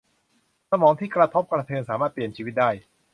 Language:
Thai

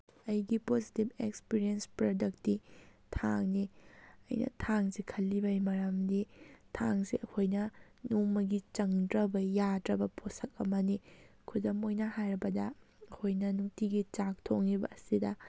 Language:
Manipuri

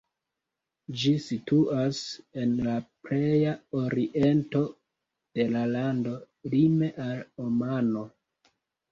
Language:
Esperanto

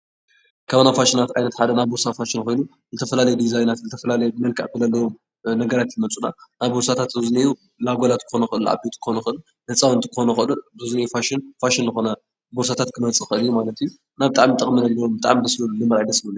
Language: Tigrinya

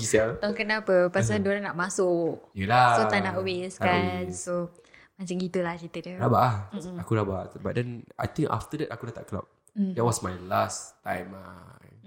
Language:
Malay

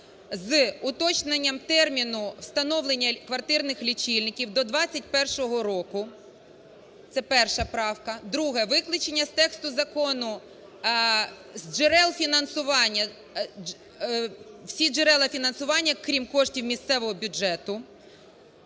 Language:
Ukrainian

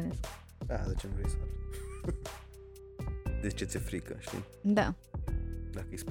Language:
Romanian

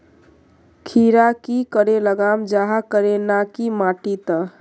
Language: Magahi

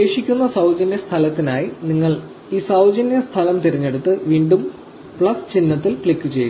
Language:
Malayalam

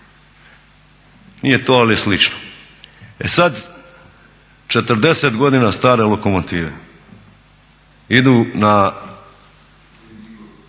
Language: Croatian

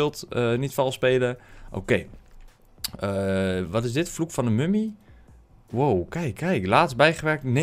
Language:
Dutch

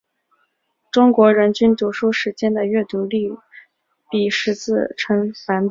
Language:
Chinese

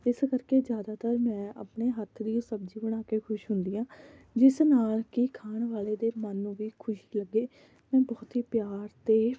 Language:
Punjabi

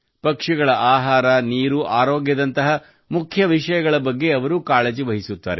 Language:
Kannada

